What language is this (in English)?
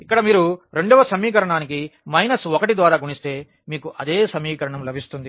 Telugu